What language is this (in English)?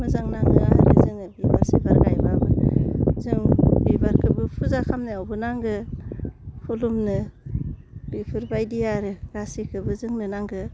Bodo